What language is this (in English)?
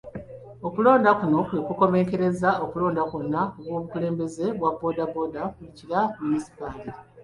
Ganda